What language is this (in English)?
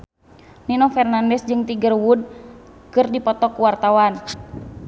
Sundanese